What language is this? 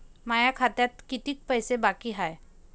Marathi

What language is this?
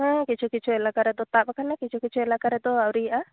Santali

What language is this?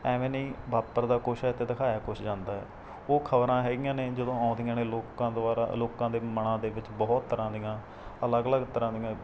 Punjabi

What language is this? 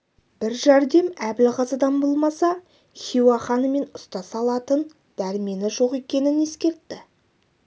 Kazakh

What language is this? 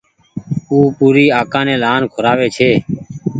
Goaria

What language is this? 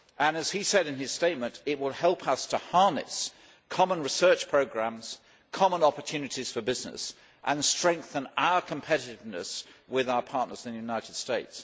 English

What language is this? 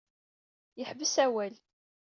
Kabyle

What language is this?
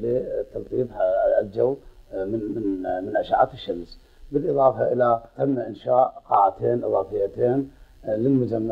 Arabic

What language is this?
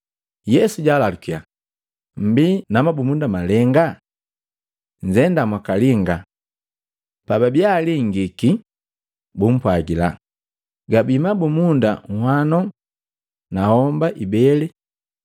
Matengo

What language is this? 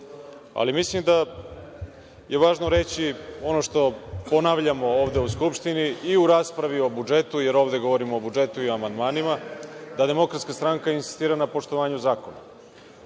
Serbian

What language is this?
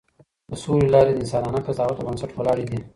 Pashto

